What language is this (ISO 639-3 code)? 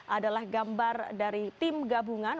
ind